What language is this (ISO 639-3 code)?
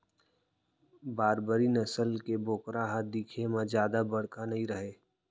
hne